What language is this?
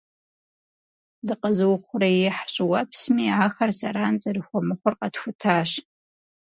Kabardian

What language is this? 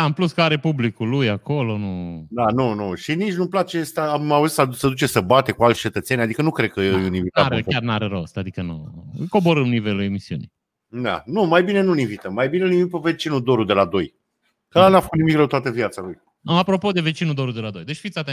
Romanian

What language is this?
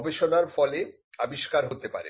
Bangla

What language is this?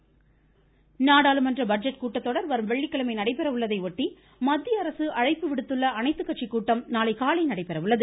Tamil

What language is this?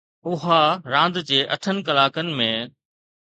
Sindhi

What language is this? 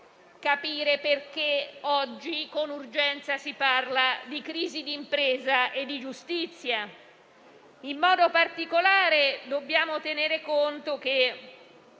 Italian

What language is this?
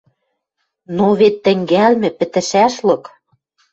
Western Mari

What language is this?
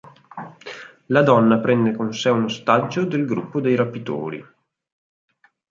Italian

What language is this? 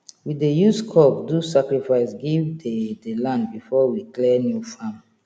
Nigerian Pidgin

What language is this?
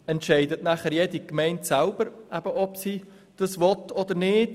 Swiss German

